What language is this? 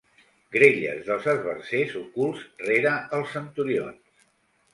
Catalan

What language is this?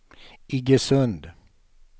Swedish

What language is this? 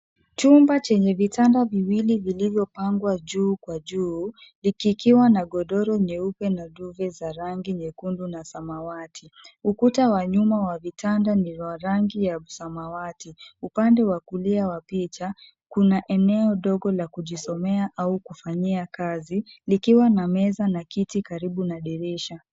Swahili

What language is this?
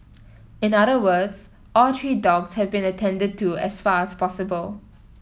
English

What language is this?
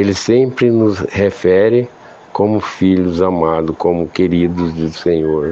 Portuguese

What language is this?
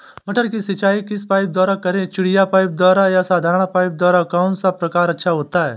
Hindi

